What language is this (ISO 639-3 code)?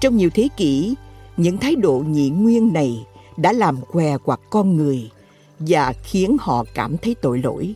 vie